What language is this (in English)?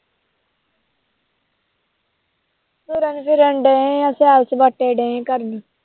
Punjabi